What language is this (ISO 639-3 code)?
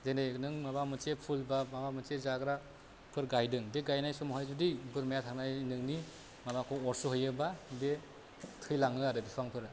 brx